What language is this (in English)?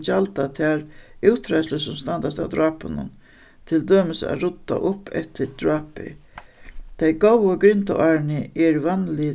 Faroese